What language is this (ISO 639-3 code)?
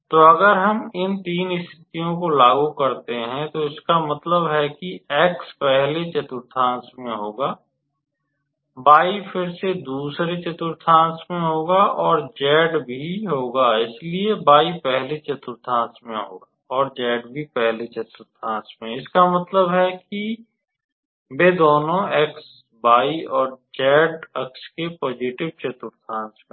hin